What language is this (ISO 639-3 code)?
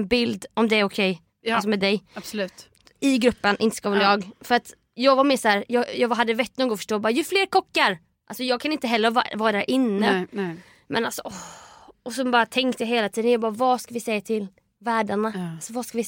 swe